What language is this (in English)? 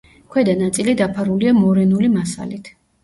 Georgian